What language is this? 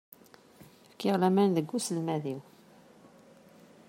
Kabyle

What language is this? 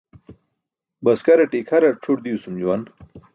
Burushaski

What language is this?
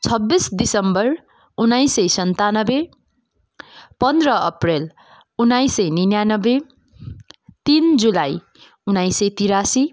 Nepali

